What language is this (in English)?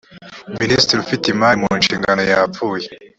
Kinyarwanda